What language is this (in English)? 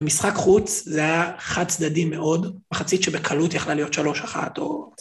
Hebrew